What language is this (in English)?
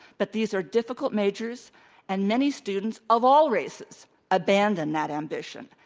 English